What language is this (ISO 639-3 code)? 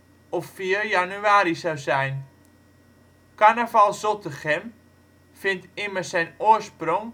nld